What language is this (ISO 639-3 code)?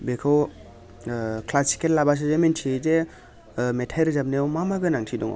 brx